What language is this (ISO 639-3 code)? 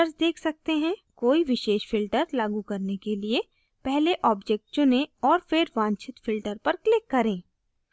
hin